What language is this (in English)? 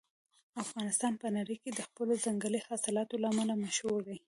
Pashto